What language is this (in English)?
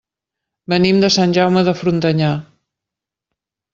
Catalan